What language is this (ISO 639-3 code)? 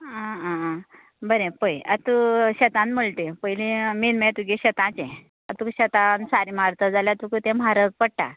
kok